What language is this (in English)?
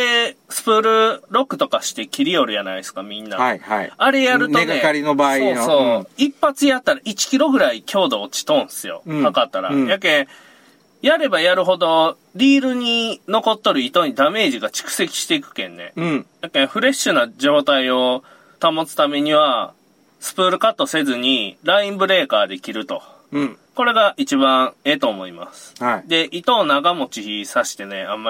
Japanese